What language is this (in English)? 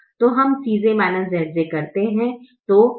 Hindi